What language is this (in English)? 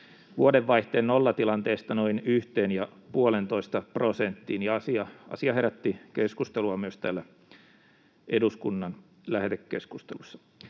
Finnish